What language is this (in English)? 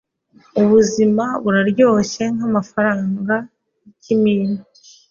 Kinyarwanda